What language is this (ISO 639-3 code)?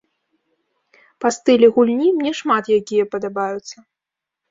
bel